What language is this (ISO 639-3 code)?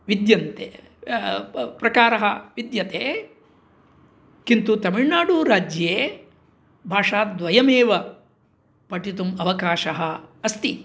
san